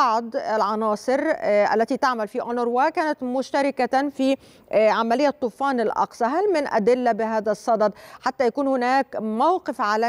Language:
Arabic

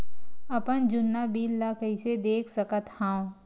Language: Chhattisgarhi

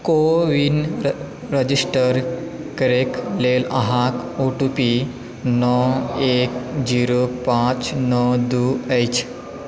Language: Maithili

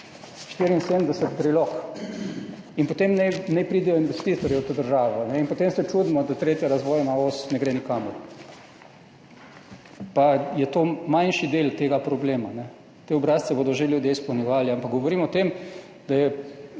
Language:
Slovenian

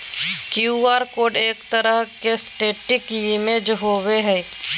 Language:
Magahi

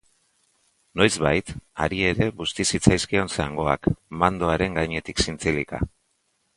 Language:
Basque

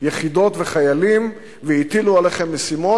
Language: Hebrew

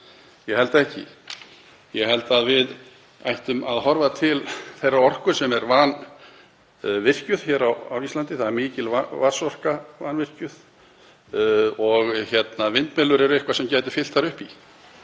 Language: Icelandic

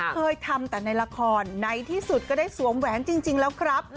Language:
Thai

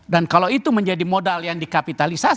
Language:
Indonesian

